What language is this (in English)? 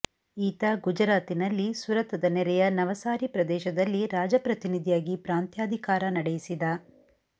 Kannada